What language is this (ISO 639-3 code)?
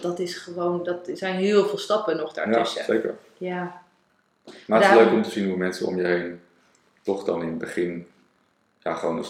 nld